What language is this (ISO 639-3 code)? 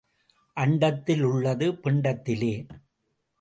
tam